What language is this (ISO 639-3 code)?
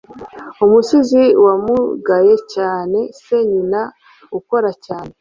kin